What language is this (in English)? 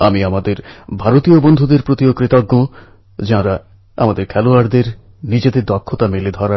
Bangla